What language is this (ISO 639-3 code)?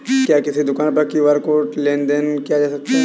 hin